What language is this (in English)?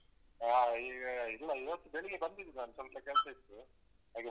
Kannada